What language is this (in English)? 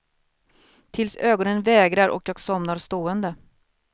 Swedish